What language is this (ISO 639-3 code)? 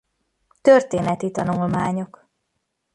hun